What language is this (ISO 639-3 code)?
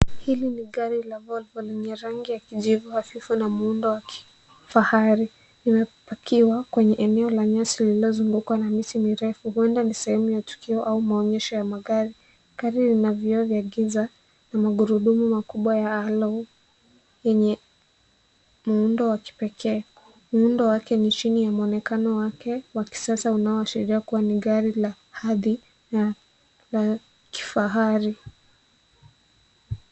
swa